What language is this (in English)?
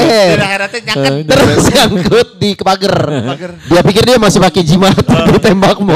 Indonesian